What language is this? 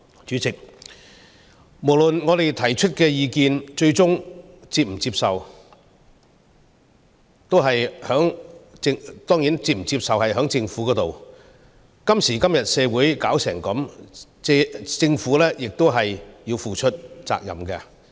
Cantonese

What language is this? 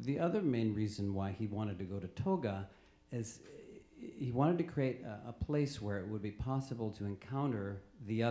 English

